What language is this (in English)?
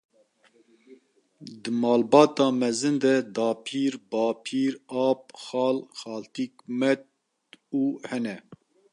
Kurdish